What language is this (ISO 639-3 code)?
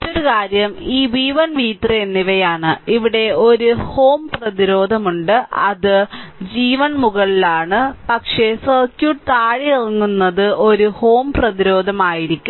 mal